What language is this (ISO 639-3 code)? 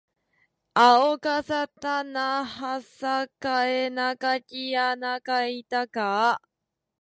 jpn